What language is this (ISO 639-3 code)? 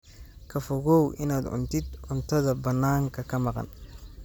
som